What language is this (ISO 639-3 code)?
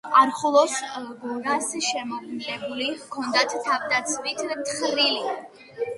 kat